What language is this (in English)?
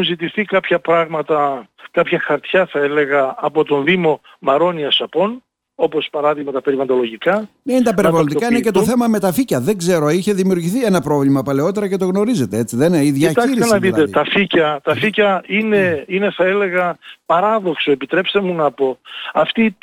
Greek